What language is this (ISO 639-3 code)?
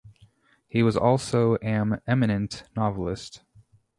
eng